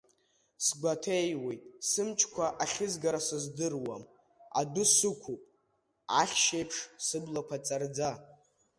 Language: Abkhazian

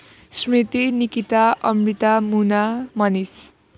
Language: Nepali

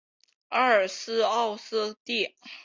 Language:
Chinese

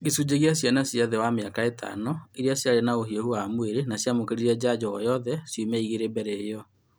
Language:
Kikuyu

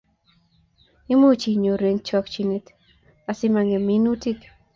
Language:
Kalenjin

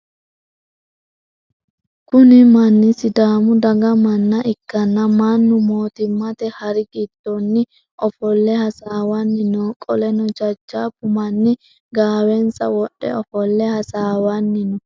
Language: Sidamo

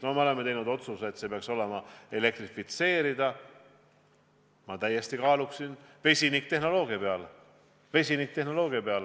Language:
Estonian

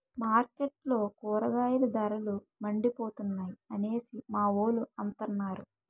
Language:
Telugu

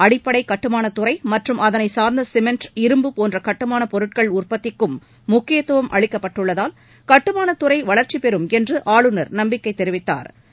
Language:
Tamil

